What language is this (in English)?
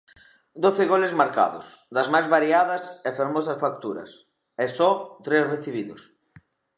Galician